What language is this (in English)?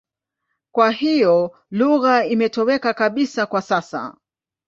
Swahili